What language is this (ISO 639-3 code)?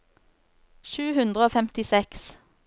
nor